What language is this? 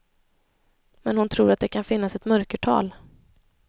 Swedish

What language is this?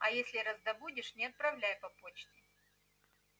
Russian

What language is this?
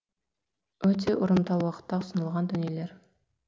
Kazakh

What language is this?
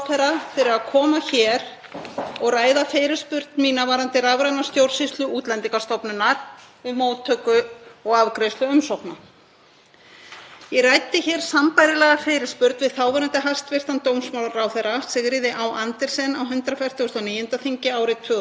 Icelandic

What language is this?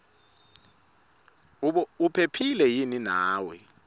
Swati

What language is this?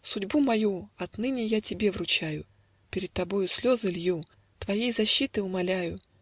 Russian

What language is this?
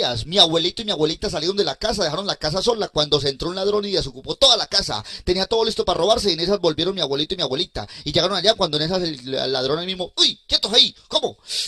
Spanish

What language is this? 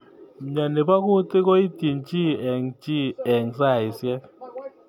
Kalenjin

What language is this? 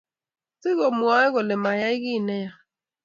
Kalenjin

